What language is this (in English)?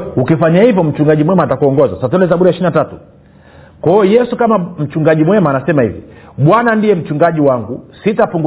Swahili